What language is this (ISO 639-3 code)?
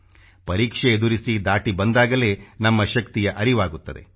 kan